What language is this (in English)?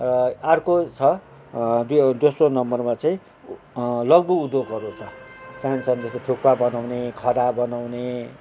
Nepali